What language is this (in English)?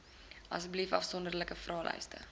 Afrikaans